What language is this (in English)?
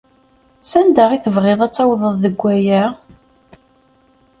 Kabyle